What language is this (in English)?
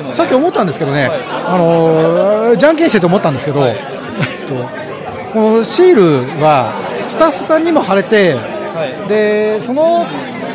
Japanese